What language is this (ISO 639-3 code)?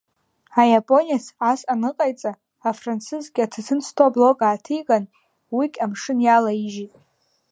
abk